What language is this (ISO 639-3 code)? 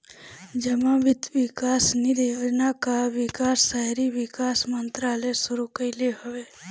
bho